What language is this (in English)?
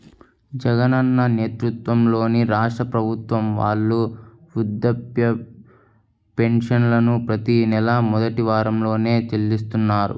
Telugu